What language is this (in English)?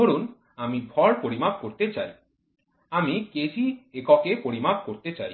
Bangla